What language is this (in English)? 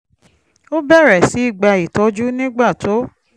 Yoruba